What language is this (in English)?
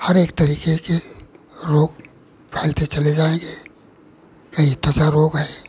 Hindi